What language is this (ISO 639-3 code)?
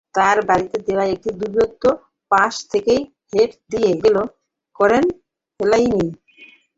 ben